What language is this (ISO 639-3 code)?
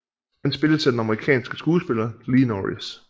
dan